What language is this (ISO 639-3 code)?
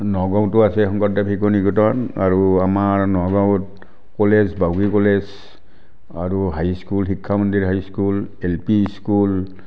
asm